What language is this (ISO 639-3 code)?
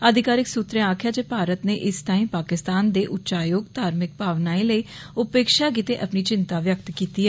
doi